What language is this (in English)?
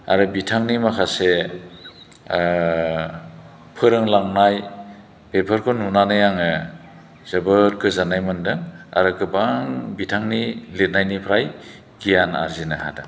Bodo